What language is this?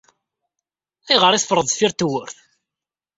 Kabyle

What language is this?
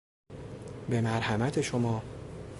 Persian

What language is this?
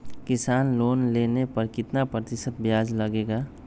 Magahi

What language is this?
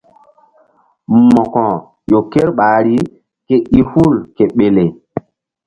Mbum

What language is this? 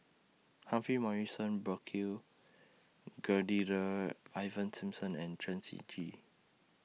English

